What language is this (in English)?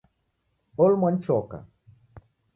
Taita